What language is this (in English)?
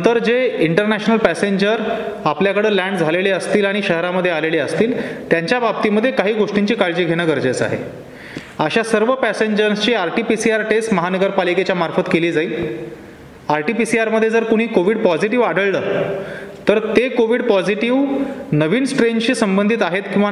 Hindi